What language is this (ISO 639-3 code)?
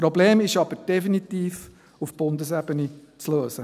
gsw